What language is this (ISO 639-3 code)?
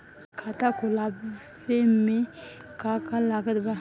bho